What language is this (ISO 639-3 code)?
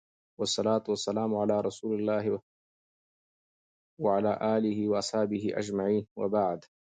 pus